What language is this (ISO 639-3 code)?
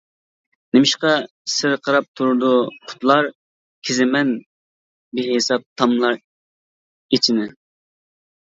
uig